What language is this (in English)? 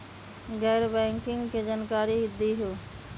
Magahi